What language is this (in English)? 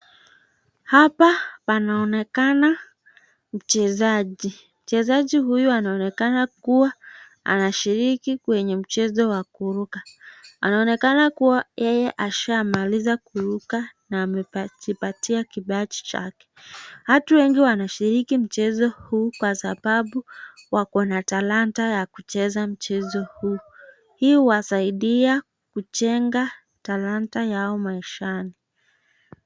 Swahili